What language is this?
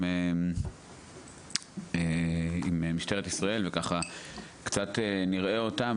Hebrew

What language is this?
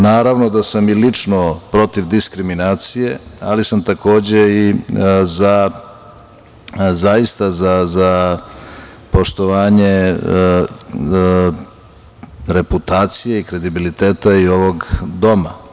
Serbian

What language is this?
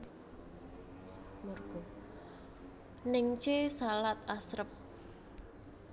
Javanese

